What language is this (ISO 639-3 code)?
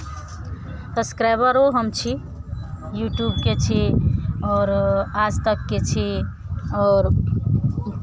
mai